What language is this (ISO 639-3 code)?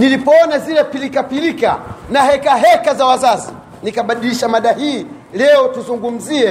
swa